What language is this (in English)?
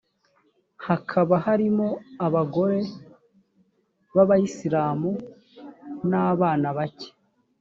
Kinyarwanda